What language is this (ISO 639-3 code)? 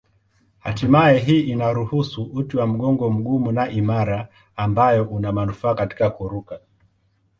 swa